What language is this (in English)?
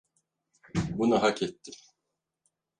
Turkish